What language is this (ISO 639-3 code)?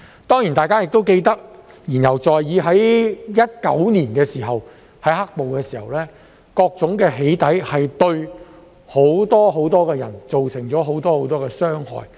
yue